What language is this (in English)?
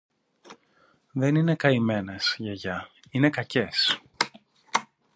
Greek